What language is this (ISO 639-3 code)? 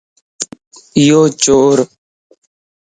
lss